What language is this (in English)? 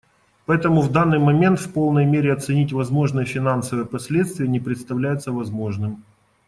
Russian